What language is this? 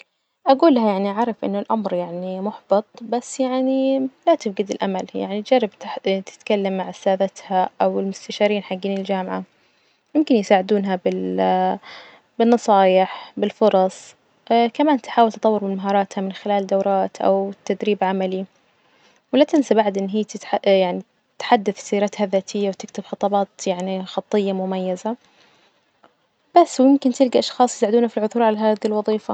Najdi Arabic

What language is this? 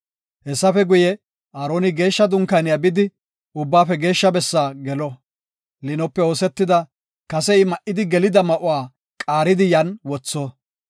Gofa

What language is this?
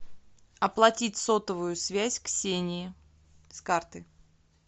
Russian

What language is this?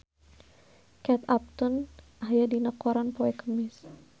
Sundanese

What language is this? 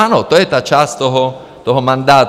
Czech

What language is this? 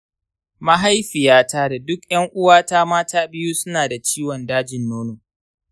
Hausa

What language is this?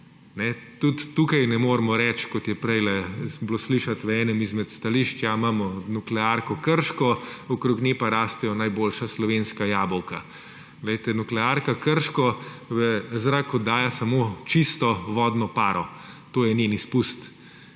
Slovenian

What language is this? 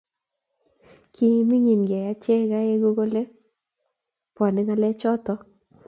Kalenjin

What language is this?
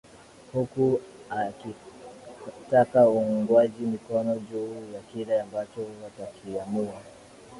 Swahili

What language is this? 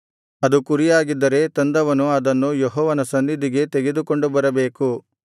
Kannada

